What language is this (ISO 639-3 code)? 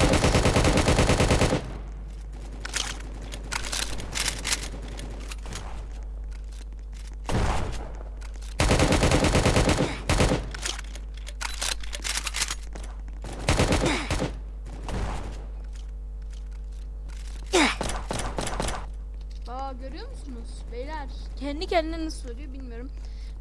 tur